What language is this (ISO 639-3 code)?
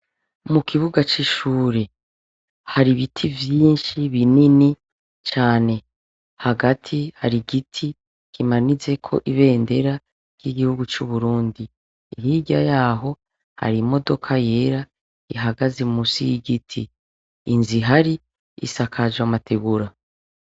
run